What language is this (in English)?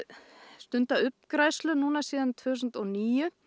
Icelandic